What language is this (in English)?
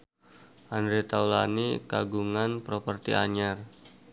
Sundanese